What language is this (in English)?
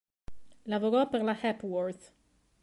Italian